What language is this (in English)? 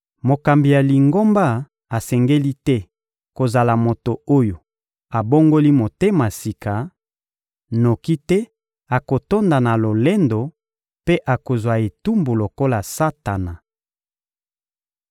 Lingala